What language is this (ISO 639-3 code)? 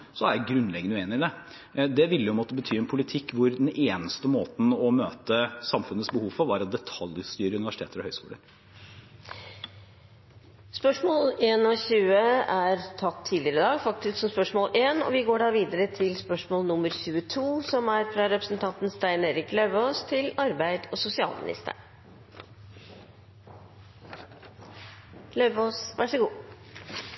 nob